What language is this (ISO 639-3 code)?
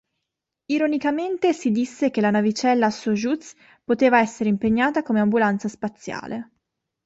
ita